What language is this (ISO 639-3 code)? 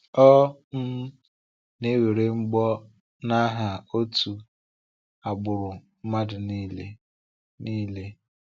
ibo